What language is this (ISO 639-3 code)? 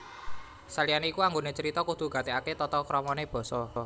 jav